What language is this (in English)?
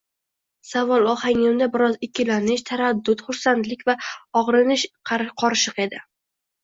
Uzbek